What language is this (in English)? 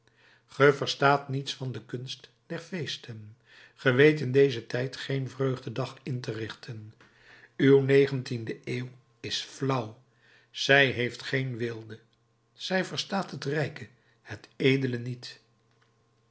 Dutch